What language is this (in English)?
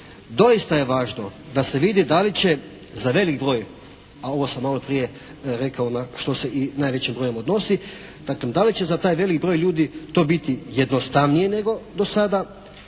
Croatian